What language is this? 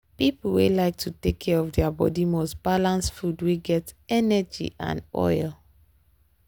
Nigerian Pidgin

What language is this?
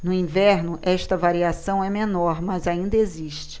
Portuguese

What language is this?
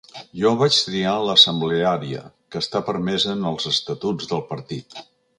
Catalan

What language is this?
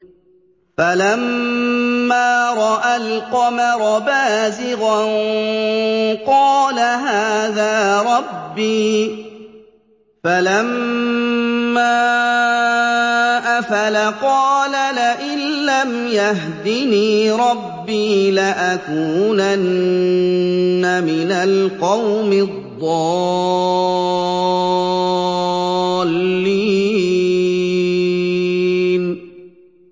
Arabic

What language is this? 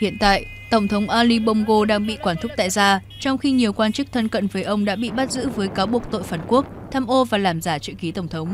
Vietnamese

